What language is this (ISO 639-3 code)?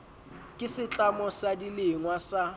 sot